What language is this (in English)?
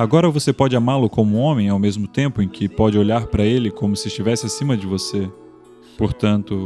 Portuguese